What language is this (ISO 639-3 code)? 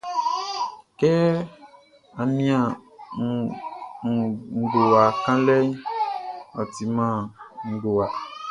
bci